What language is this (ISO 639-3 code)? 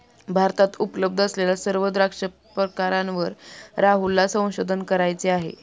mar